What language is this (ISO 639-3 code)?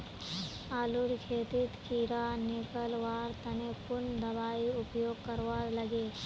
mag